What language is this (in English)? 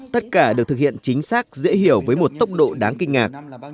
Vietnamese